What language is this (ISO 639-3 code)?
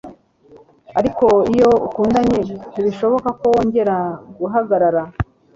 kin